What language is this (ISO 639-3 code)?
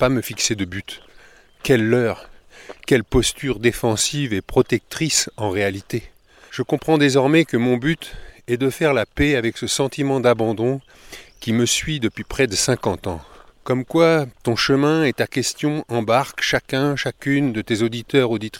fra